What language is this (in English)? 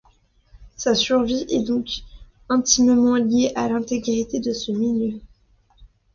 French